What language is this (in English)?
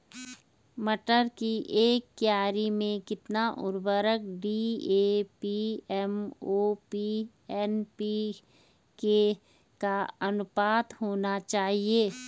Hindi